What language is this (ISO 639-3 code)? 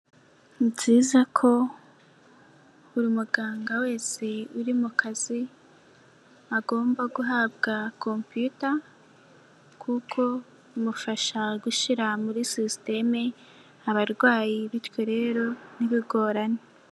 kin